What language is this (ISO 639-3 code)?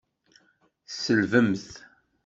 kab